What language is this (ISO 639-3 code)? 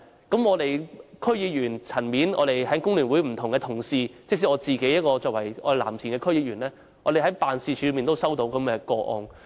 yue